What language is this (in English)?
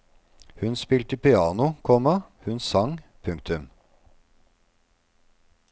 Norwegian